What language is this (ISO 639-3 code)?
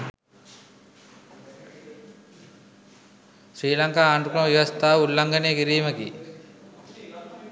sin